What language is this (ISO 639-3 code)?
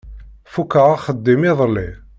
kab